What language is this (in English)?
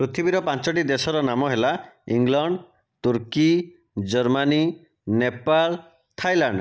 Odia